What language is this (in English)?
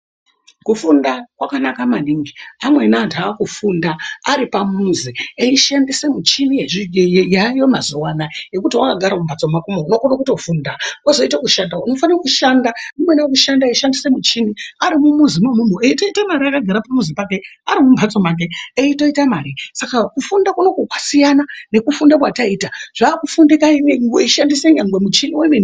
Ndau